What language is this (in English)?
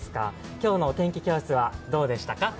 Japanese